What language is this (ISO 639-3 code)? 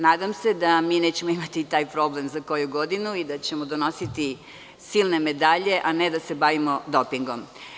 srp